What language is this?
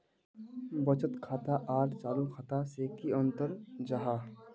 Magahi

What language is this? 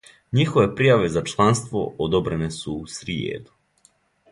Serbian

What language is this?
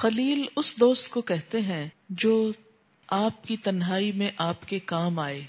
Urdu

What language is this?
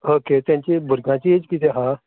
Konkani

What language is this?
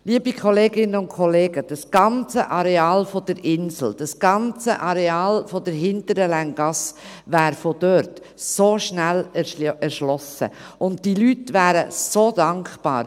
Swiss German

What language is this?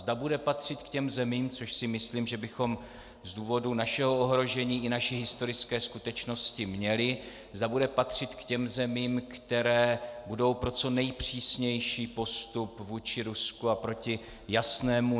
Czech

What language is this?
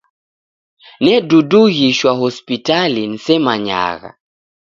Taita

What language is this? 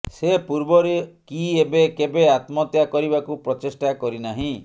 Odia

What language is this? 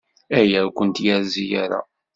Kabyle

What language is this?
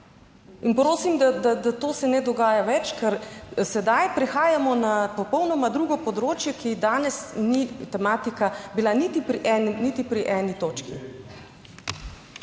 Slovenian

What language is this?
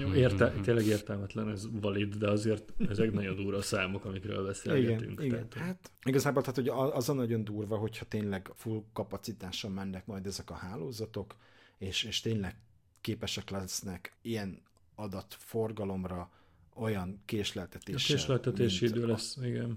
Hungarian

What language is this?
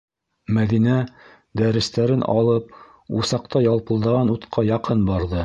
Bashkir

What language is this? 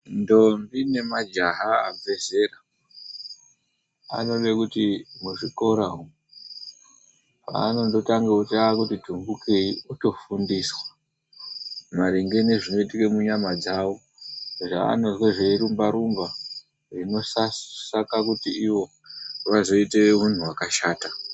Ndau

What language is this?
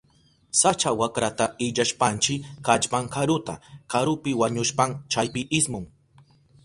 Southern Pastaza Quechua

